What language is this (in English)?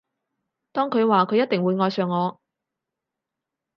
Cantonese